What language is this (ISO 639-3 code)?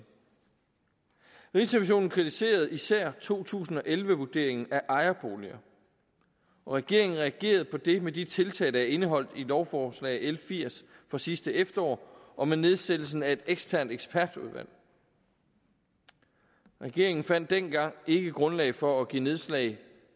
dan